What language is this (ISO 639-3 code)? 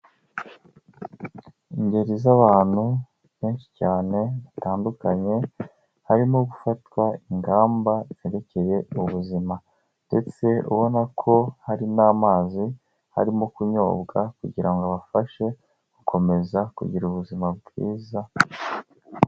kin